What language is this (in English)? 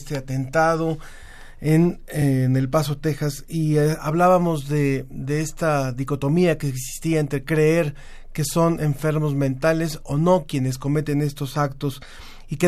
Spanish